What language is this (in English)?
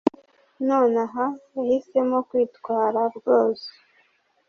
Kinyarwanda